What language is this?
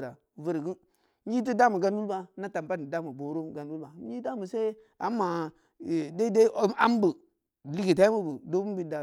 Samba Leko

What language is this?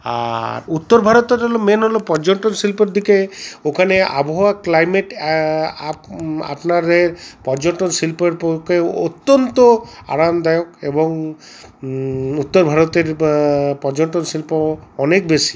Bangla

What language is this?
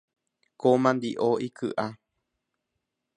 Guarani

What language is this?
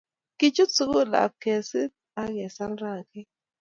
Kalenjin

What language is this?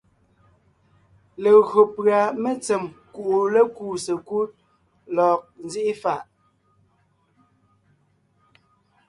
Ngiemboon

